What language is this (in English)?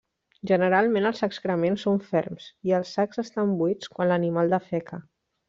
Catalan